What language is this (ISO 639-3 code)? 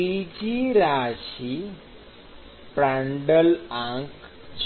guj